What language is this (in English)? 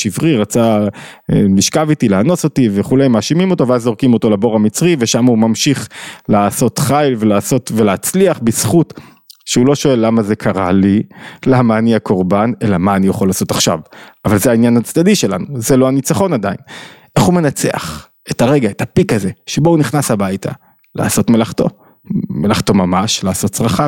Hebrew